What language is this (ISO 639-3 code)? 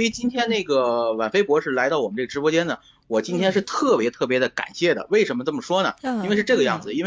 zho